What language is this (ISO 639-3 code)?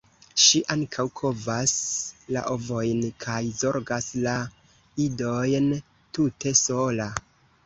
epo